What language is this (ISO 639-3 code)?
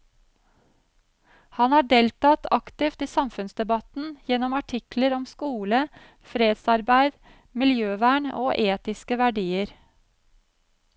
nor